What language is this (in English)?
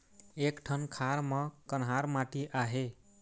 Chhattisgarhi